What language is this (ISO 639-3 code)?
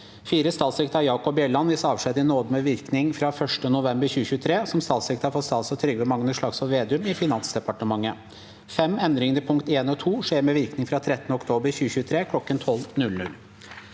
nor